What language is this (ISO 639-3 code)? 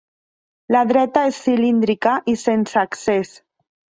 cat